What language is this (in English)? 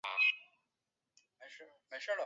Chinese